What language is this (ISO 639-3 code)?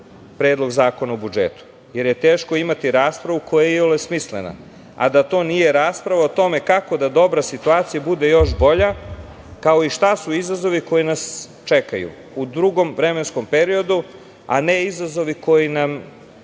srp